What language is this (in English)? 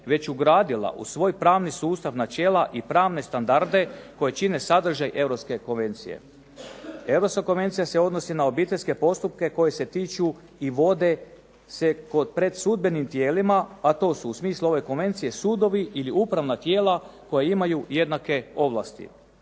Croatian